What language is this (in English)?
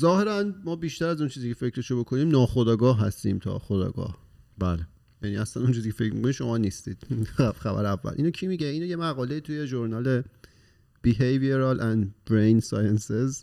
Persian